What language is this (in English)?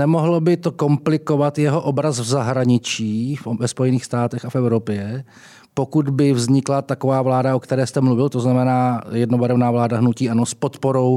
Czech